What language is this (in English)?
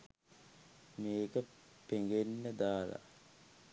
Sinhala